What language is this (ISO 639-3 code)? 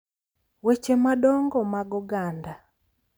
luo